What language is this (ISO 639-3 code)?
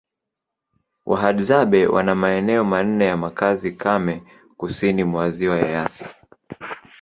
swa